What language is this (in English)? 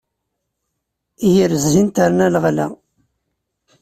Kabyle